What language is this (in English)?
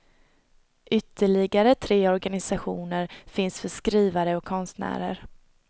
Swedish